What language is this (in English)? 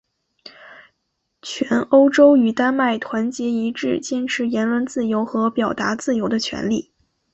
Chinese